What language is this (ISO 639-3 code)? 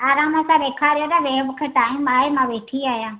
snd